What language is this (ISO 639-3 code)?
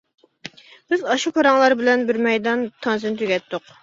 uig